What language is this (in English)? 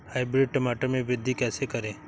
Hindi